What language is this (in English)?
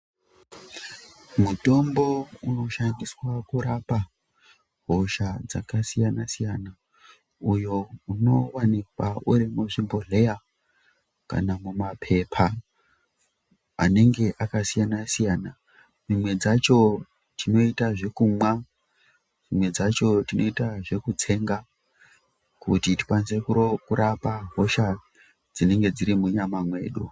Ndau